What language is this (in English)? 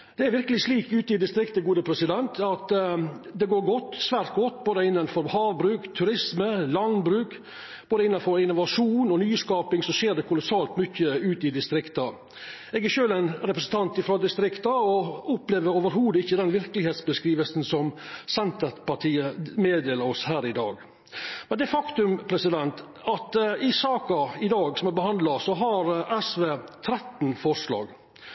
Norwegian Nynorsk